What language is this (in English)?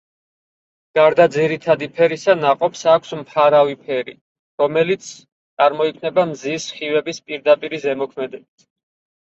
Georgian